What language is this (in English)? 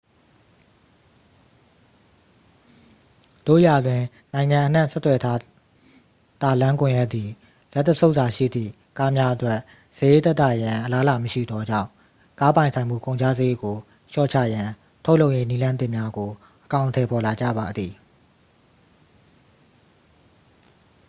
Burmese